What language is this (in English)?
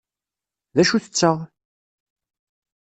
Kabyle